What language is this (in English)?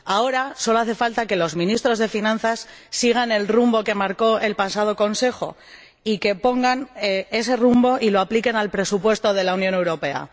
Spanish